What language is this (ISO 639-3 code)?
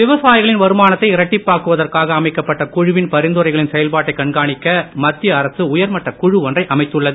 tam